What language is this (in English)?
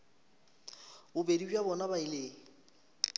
Northern Sotho